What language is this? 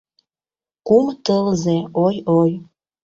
Mari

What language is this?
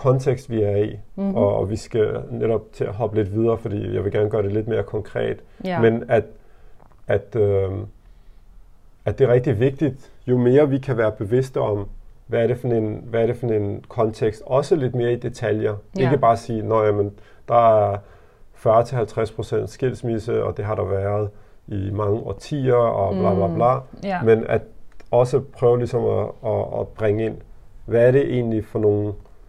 Danish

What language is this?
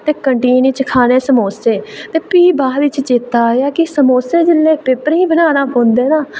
Dogri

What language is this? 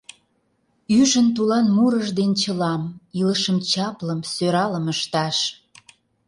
Mari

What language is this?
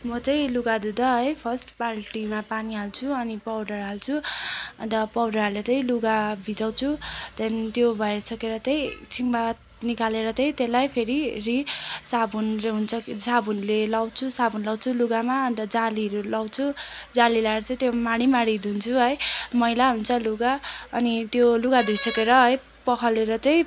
Nepali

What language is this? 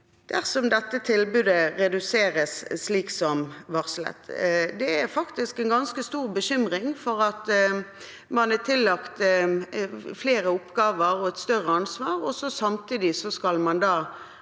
Norwegian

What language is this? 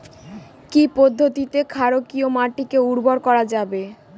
Bangla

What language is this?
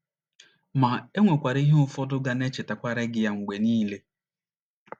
Igbo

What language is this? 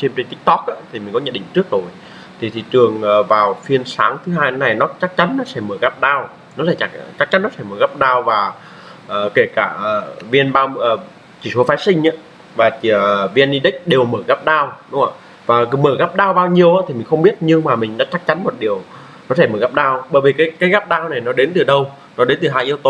Vietnamese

